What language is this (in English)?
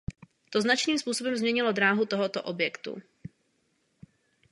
Czech